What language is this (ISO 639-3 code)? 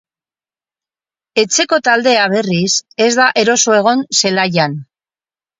eus